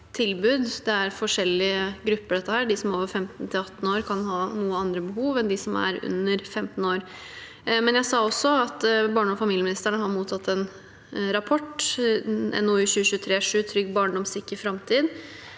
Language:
Norwegian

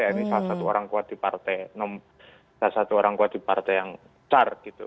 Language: Indonesian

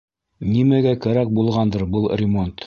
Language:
Bashkir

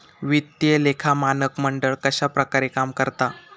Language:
Marathi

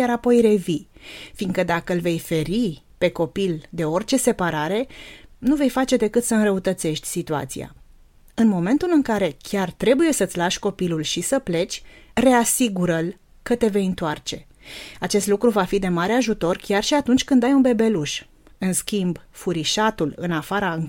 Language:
Romanian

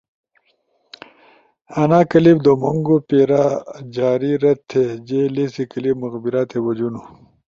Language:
Ushojo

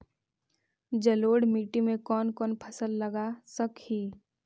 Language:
Magahi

